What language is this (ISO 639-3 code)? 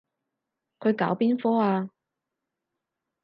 yue